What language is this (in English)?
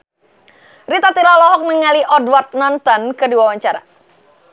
Sundanese